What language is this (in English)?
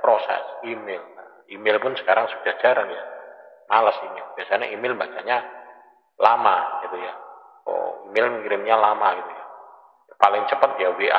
Indonesian